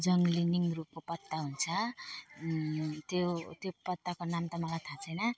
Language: Nepali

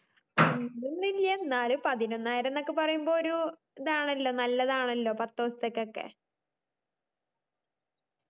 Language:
Malayalam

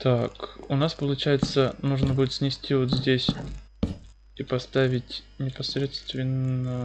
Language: Russian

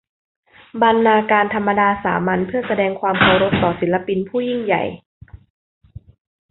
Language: Thai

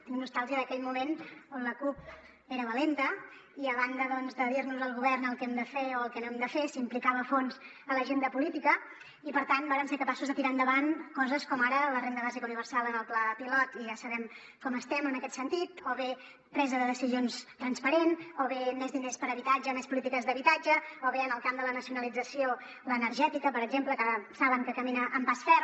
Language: Catalan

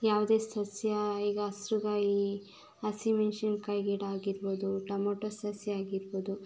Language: Kannada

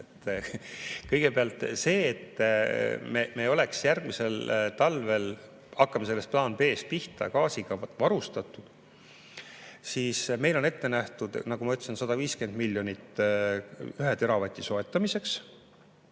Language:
Estonian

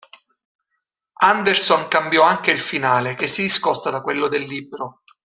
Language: Italian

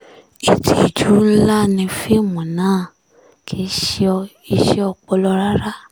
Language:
Yoruba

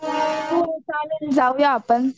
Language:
Marathi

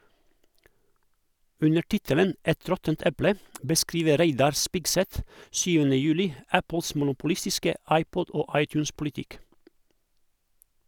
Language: Norwegian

